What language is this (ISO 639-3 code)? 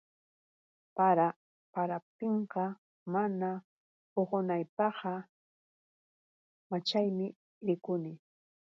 qux